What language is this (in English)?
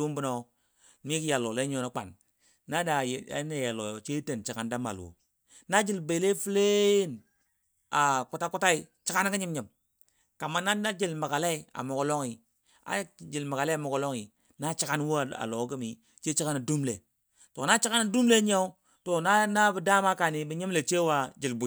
Dadiya